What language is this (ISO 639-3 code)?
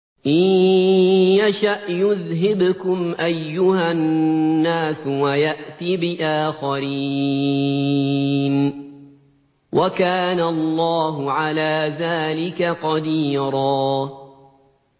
ara